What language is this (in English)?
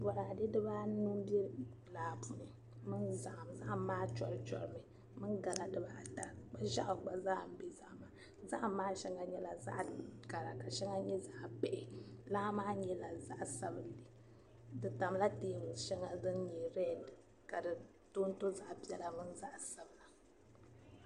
Dagbani